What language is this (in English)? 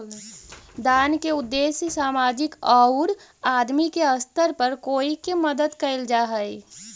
Magahi